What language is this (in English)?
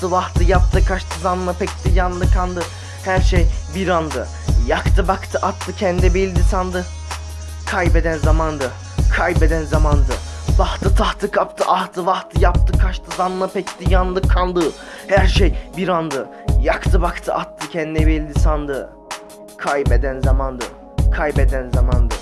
Turkish